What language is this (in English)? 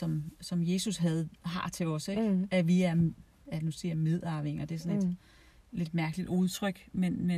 Danish